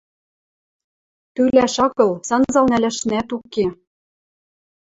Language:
Western Mari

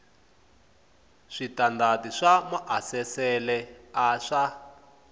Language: Tsonga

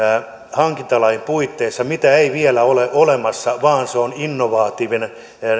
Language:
Finnish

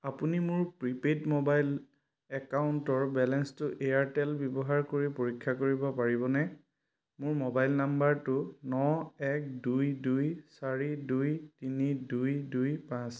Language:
Assamese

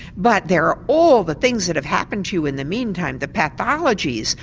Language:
English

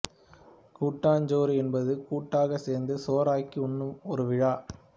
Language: Tamil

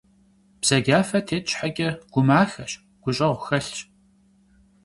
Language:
Kabardian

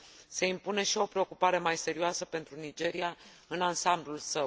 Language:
Romanian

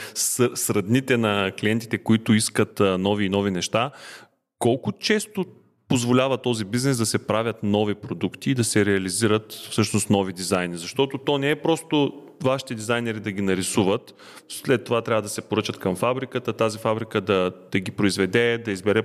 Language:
Bulgarian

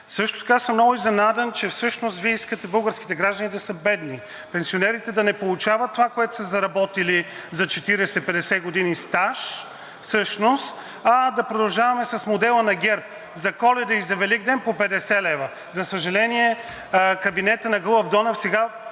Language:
Bulgarian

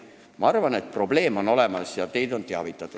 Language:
Estonian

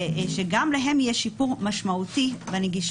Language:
Hebrew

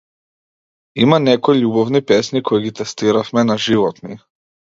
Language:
Macedonian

